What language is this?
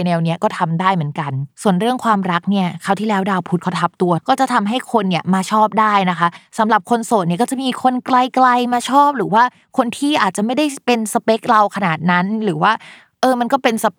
Thai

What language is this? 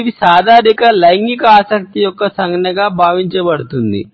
Telugu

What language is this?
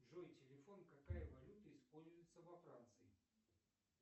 Russian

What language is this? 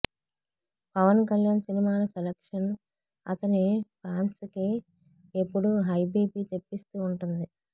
Telugu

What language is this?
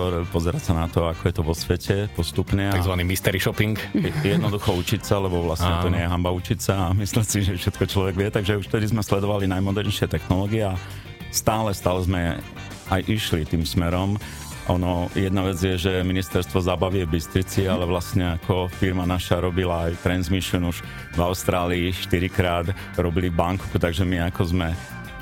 Slovak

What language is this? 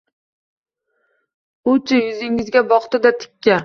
Uzbek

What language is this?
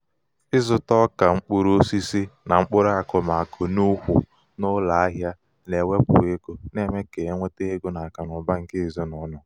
Igbo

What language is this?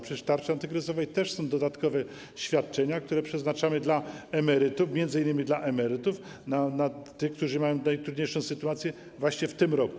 Polish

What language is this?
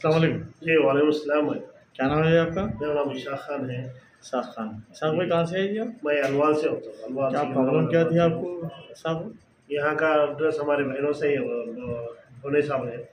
Arabic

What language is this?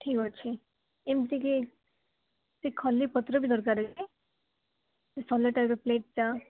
Odia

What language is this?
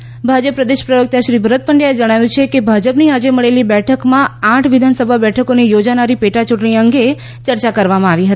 Gujarati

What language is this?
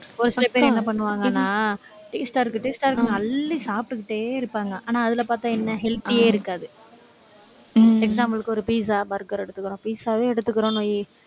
Tamil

